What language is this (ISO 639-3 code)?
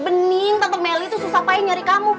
ind